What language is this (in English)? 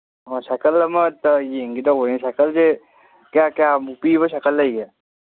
Manipuri